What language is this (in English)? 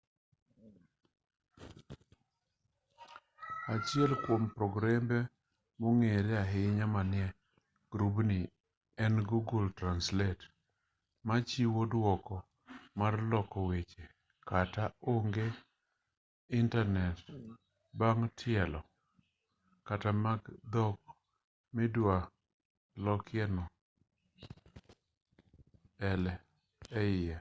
Luo (Kenya and Tanzania)